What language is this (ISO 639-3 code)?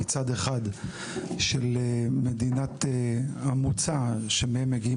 heb